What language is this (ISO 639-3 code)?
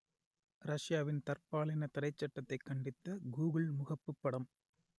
tam